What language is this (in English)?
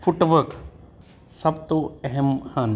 Punjabi